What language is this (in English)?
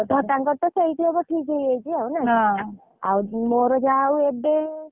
Odia